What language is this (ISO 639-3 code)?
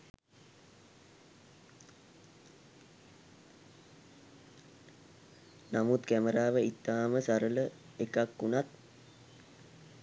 sin